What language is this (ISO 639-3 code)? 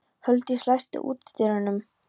isl